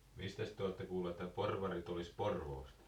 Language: Finnish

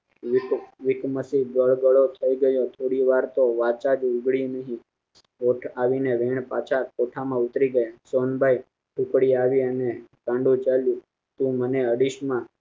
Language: Gujarati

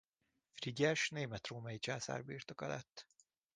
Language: Hungarian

